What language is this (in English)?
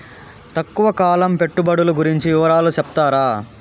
Telugu